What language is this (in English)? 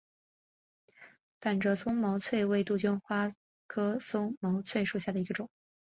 Chinese